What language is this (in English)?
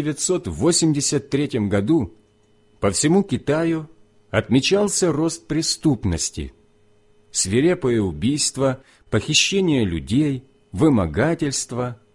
Russian